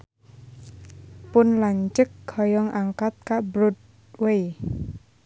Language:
Sundanese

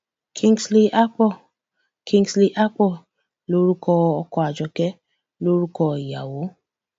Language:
Yoruba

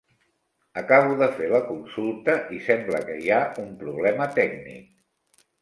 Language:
Catalan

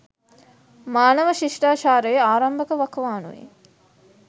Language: Sinhala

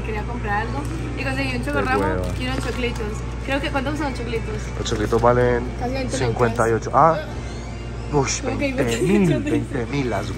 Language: Spanish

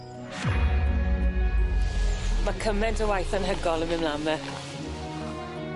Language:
Welsh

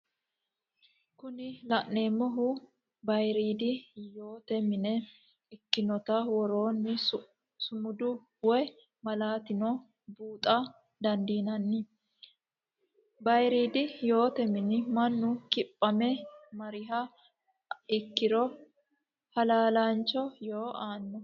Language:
Sidamo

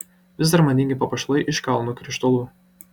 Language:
Lithuanian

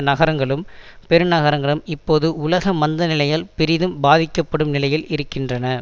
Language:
Tamil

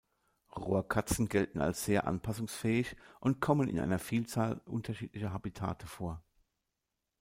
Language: German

